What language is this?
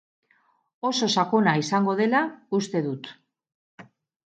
Basque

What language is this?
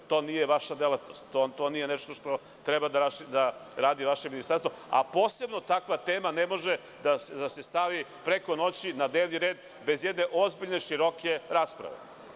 Serbian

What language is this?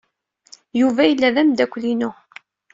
Kabyle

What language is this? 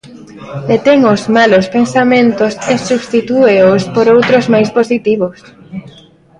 Galician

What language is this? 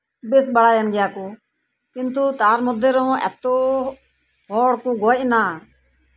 Santali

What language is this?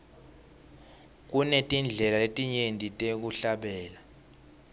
Swati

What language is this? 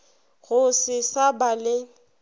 Northern Sotho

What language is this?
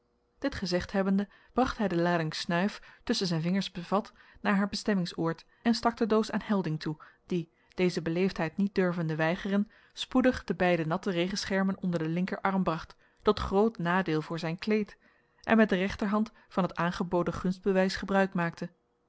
Dutch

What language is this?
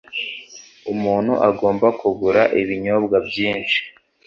Kinyarwanda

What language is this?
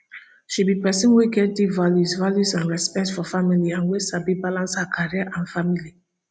Nigerian Pidgin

